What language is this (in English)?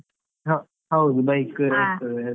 Kannada